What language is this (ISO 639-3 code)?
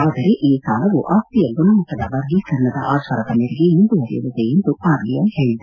kan